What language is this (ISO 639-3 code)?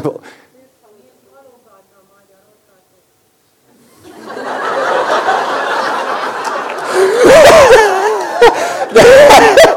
hun